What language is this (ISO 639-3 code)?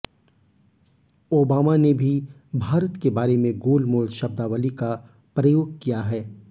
hin